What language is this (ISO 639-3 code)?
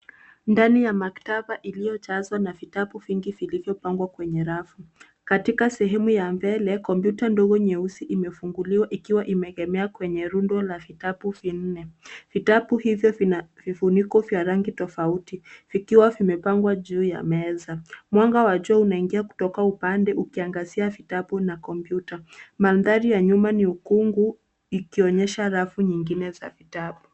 swa